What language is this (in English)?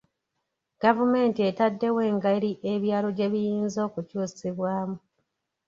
Ganda